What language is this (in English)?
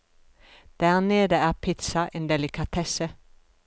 Norwegian